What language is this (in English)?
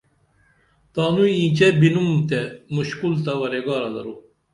Dameli